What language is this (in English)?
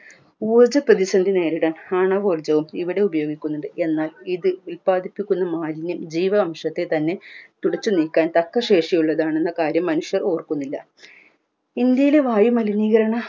Malayalam